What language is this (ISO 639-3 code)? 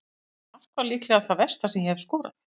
isl